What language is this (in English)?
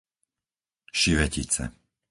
Slovak